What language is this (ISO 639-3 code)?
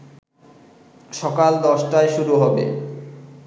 ben